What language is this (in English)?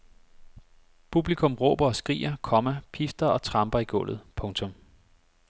Danish